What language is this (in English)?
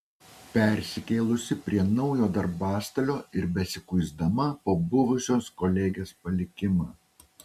Lithuanian